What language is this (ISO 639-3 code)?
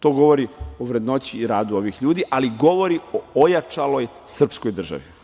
srp